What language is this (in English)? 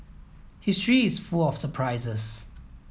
English